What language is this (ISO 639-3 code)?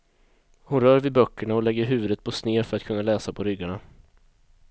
swe